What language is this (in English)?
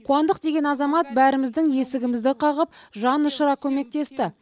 Kazakh